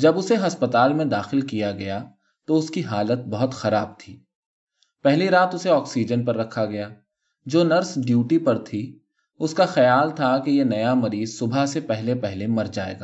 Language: Urdu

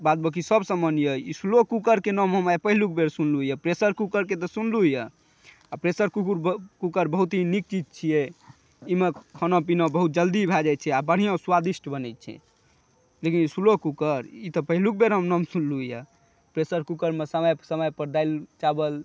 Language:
Maithili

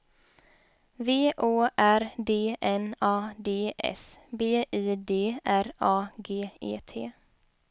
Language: Swedish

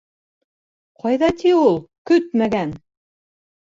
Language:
Bashkir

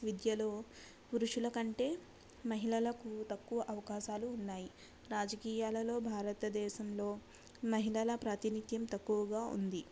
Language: Telugu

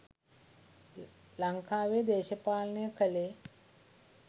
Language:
Sinhala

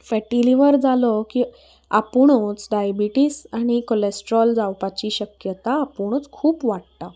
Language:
Konkani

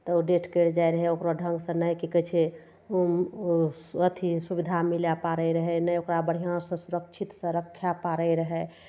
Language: Maithili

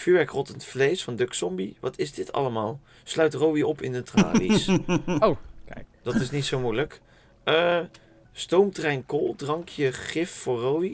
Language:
Dutch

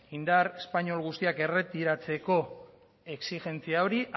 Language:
Basque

